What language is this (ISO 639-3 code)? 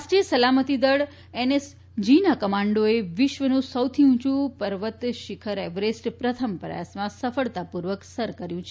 guj